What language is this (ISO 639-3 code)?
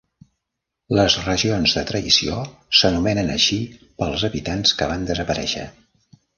cat